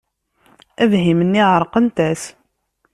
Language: Kabyle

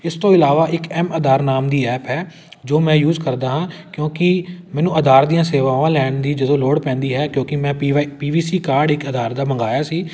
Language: Punjabi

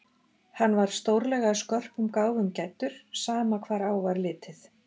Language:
Icelandic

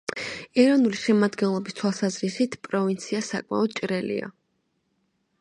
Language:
Georgian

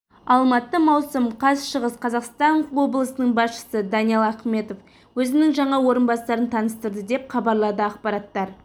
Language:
Kazakh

